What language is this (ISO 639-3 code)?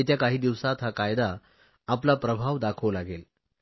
mar